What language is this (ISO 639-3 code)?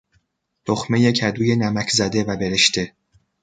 fas